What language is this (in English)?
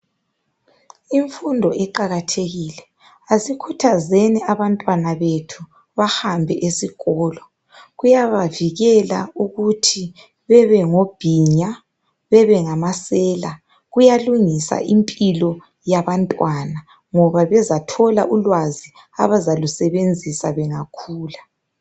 North Ndebele